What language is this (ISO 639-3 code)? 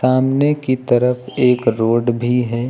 hin